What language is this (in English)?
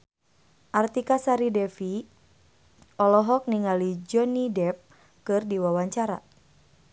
Sundanese